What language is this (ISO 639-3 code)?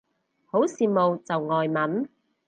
yue